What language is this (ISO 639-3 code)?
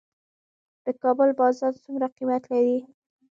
pus